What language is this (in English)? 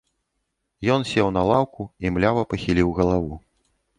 Belarusian